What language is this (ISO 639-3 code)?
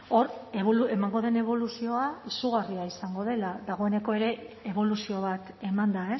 eus